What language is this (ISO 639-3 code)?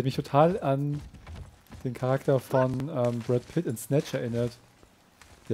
deu